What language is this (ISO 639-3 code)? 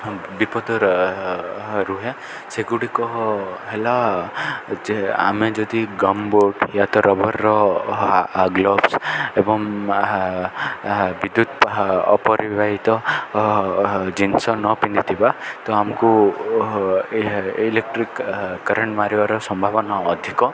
ori